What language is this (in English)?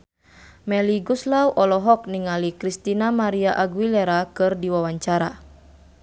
Sundanese